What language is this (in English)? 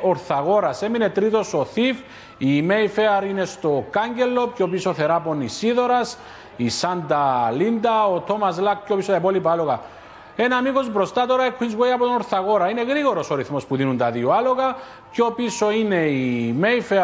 Greek